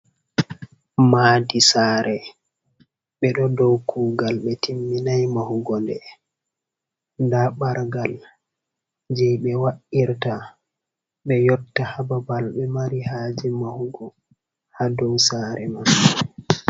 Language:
Fula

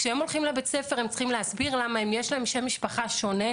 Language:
Hebrew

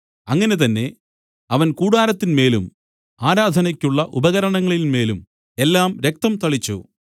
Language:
Malayalam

